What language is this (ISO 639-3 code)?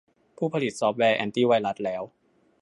tha